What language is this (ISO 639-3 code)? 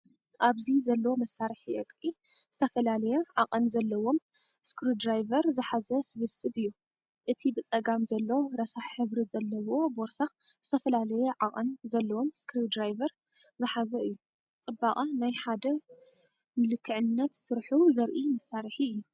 tir